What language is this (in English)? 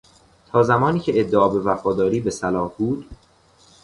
Persian